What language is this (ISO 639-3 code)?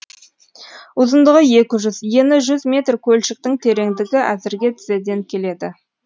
kaz